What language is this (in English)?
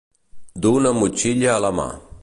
Catalan